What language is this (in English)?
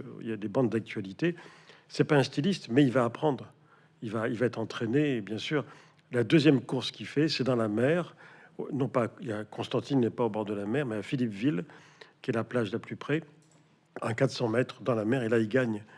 French